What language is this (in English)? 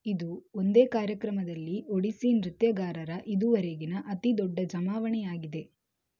Kannada